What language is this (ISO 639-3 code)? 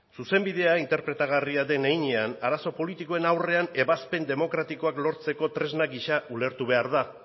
eus